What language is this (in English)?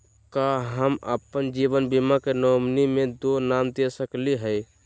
Magahi